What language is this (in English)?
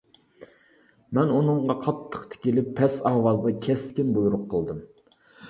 Uyghur